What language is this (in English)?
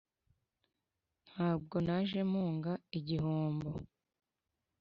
Kinyarwanda